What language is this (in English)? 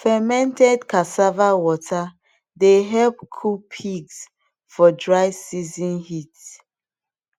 Nigerian Pidgin